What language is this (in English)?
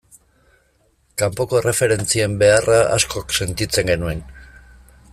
Basque